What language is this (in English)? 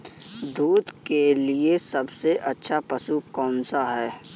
Hindi